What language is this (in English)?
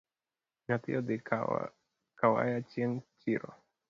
Luo (Kenya and Tanzania)